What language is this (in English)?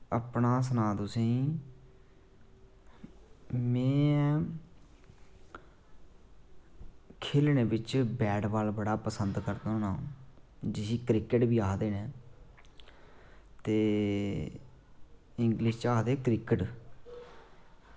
Dogri